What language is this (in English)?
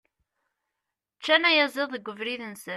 Kabyle